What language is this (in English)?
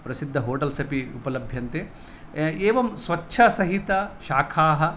Sanskrit